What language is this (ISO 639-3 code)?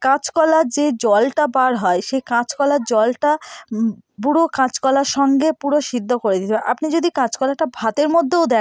ben